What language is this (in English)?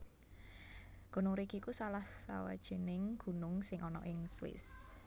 Javanese